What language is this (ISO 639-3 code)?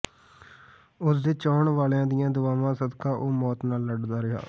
pan